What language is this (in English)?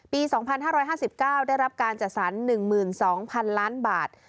Thai